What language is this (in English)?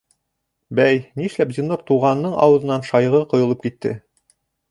Bashkir